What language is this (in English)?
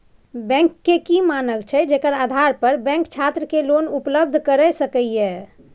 Maithili